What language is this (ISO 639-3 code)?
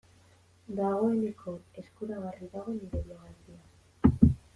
eus